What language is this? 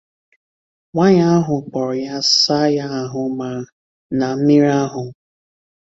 Igbo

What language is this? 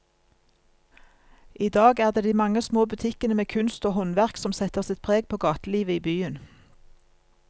Norwegian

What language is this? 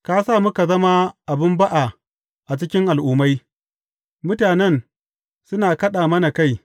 Hausa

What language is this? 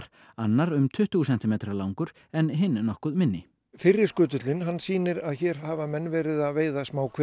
Icelandic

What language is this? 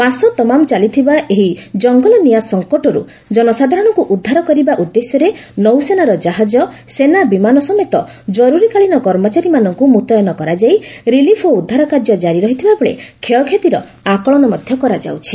Odia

